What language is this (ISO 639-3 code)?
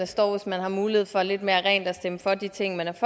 dan